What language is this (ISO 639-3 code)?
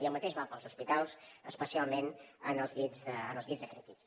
cat